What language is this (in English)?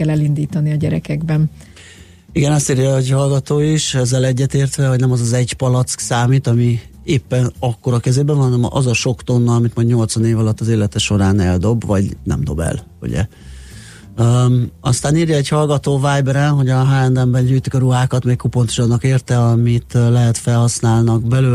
Hungarian